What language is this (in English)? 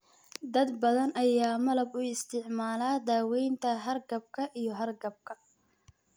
Somali